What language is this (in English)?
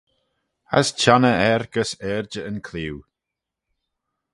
Manx